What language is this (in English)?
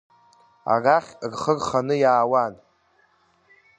Abkhazian